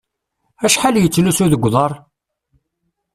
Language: Kabyle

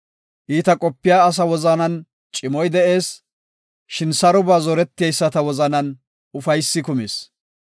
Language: Gofa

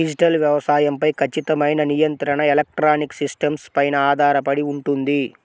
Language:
Telugu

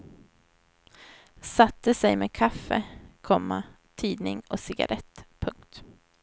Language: Swedish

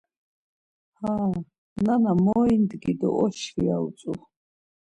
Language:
Laz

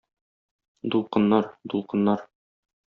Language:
Tatar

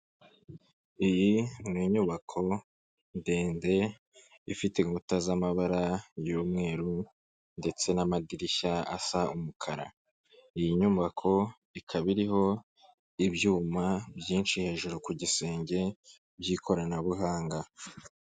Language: Kinyarwanda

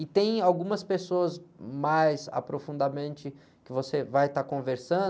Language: Portuguese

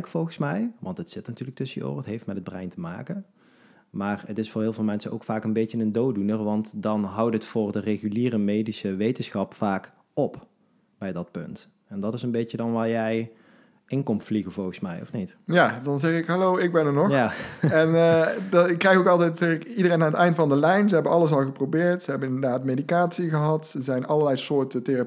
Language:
Dutch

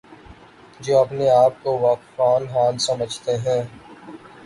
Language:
Urdu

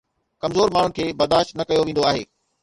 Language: Sindhi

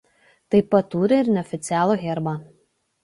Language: Lithuanian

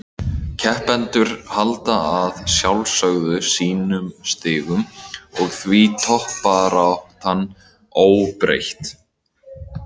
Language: Icelandic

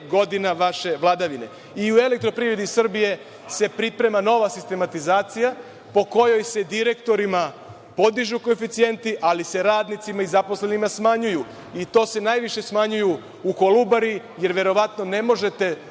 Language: Serbian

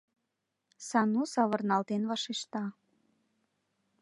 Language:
Mari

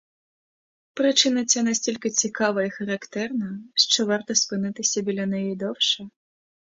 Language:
Ukrainian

